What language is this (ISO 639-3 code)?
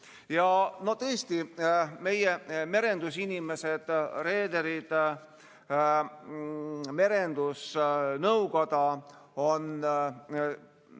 est